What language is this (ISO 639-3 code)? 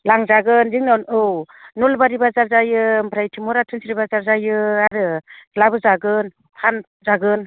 brx